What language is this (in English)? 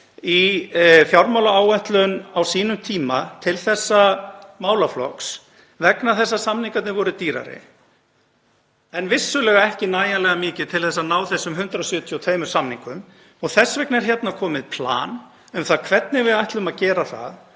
Icelandic